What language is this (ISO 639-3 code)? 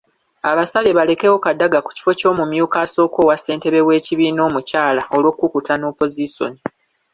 lug